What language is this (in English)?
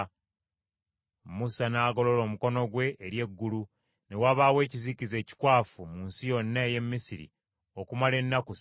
Ganda